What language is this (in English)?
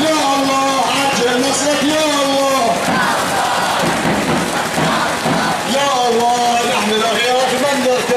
Arabic